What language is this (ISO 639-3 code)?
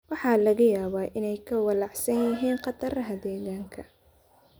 som